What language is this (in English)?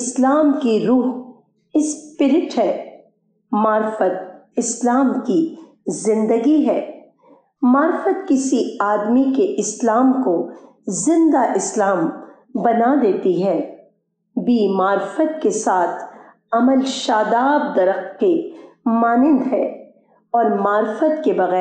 Urdu